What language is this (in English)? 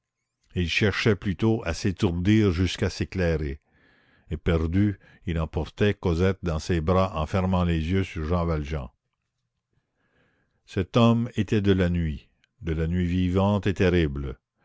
French